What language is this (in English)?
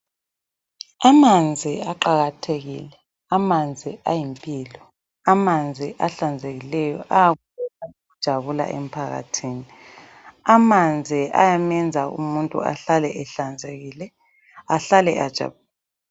North Ndebele